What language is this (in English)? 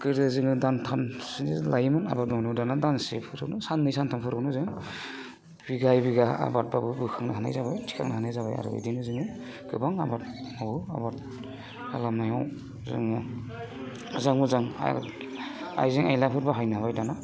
Bodo